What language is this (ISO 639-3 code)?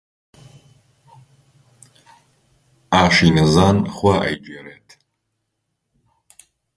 ckb